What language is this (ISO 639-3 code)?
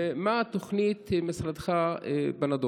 heb